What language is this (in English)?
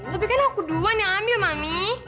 Indonesian